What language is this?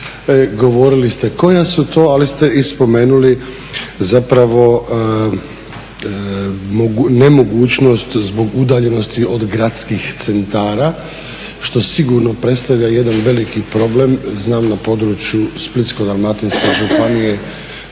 Croatian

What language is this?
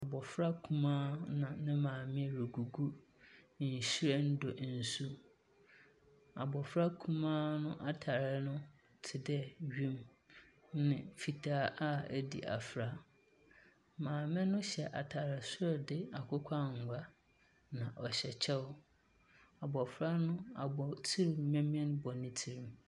Akan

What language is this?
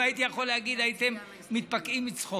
Hebrew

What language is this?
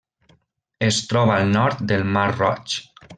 Catalan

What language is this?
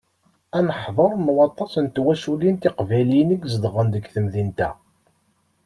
Kabyle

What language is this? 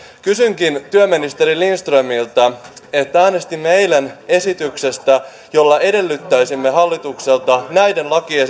Finnish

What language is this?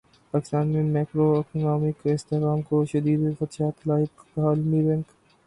Urdu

